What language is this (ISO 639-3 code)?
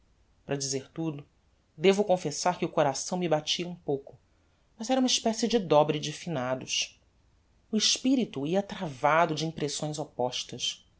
por